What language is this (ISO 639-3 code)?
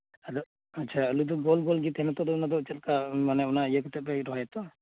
sat